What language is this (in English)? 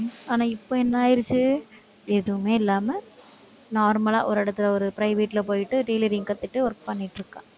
Tamil